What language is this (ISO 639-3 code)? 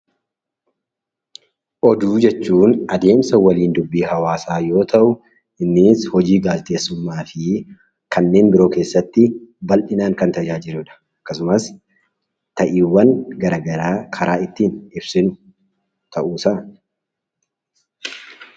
orm